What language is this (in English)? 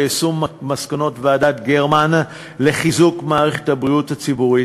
Hebrew